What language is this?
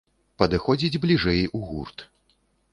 Belarusian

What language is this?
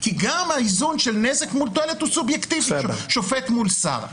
Hebrew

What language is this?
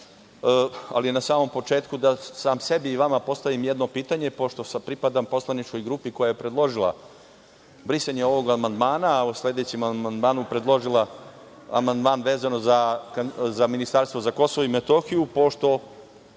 Serbian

